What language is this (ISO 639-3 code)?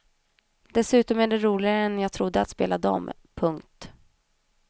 swe